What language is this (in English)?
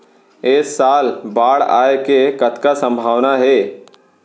Chhattisgarhi